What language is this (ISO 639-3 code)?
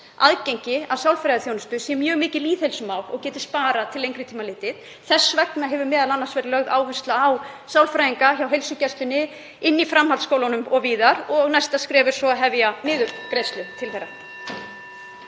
isl